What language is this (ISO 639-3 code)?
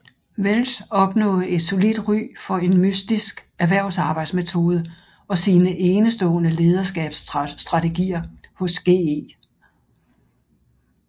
dan